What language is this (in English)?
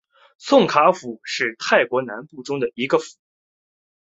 Chinese